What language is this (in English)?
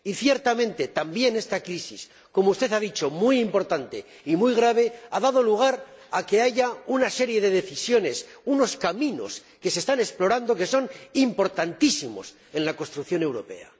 Spanish